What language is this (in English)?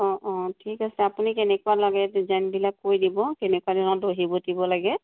Assamese